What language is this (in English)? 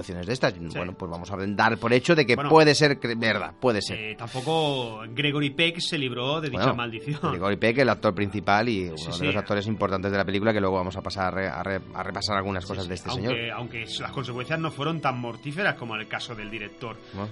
Spanish